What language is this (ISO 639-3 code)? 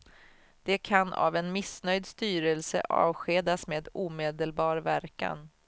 swe